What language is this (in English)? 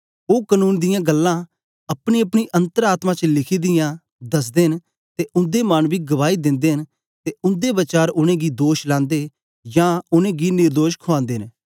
Dogri